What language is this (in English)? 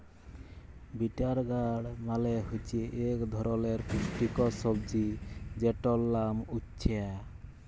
Bangla